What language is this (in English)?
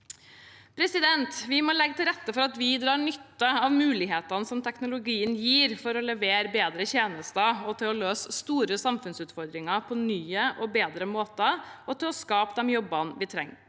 Norwegian